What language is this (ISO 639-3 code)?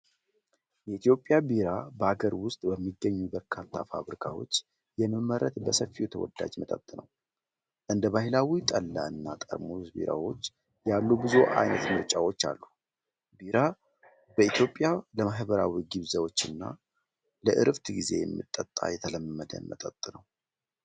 amh